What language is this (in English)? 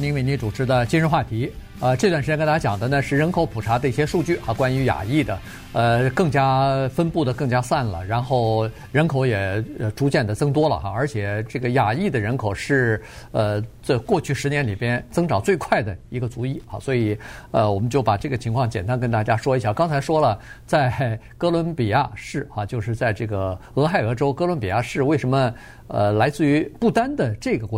Chinese